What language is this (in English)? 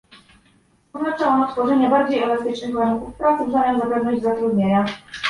Polish